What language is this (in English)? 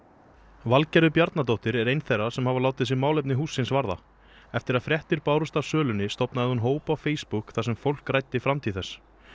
Icelandic